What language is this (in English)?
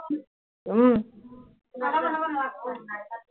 Assamese